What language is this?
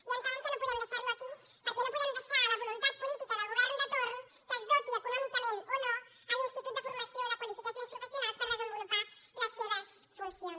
Catalan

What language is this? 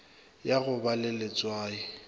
Northern Sotho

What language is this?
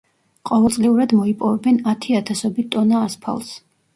Georgian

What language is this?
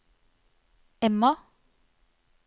Norwegian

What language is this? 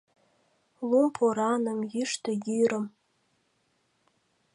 Mari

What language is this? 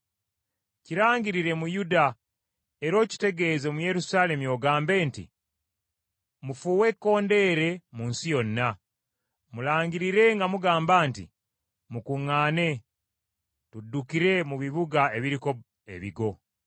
Ganda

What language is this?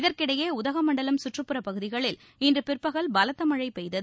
Tamil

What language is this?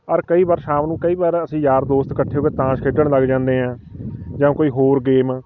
Punjabi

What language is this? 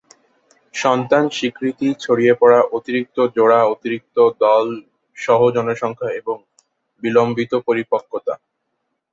Bangla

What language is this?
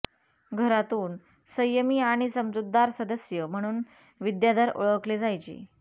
Marathi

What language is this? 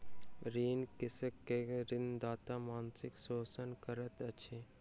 Maithili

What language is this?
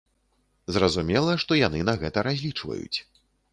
Belarusian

